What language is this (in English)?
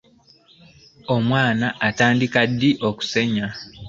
Ganda